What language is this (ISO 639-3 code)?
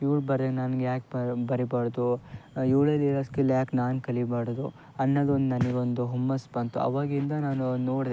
kan